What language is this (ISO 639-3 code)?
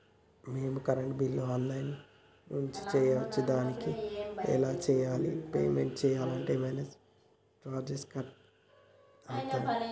tel